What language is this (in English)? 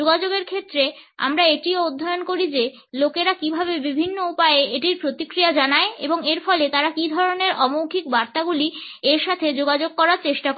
Bangla